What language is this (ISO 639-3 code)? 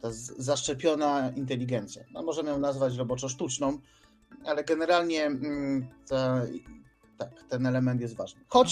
pol